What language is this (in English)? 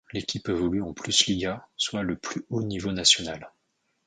French